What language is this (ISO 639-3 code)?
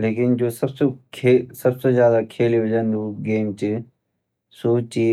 gbm